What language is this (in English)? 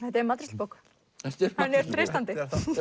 Icelandic